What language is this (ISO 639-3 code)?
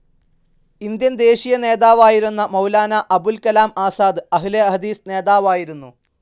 mal